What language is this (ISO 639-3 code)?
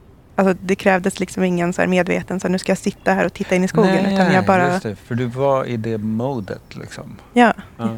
swe